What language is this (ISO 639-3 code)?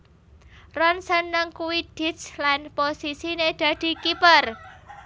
jav